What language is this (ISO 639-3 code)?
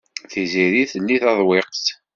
kab